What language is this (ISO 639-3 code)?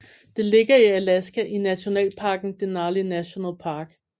dan